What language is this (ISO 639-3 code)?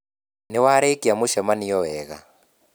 kik